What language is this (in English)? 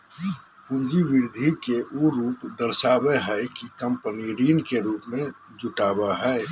Magahi